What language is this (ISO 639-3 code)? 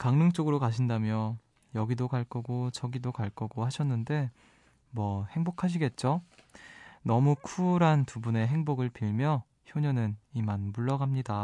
kor